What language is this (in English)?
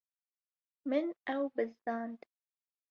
Kurdish